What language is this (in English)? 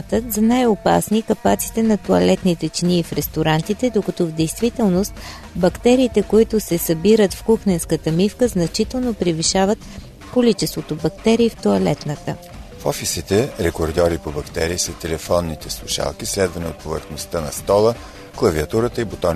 Bulgarian